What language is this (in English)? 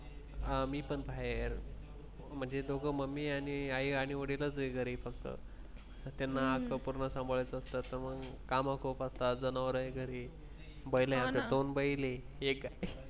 Marathi